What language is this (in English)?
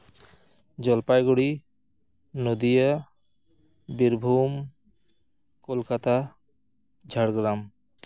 Santali